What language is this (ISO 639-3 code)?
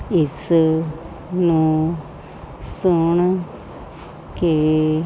pan